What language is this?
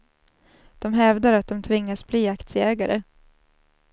Swedish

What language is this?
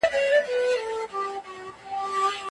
Pashto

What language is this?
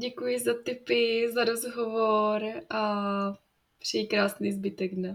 Czech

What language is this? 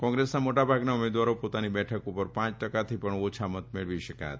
Gujarati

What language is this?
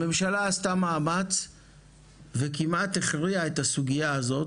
Hebrew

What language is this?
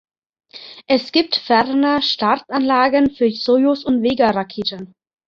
German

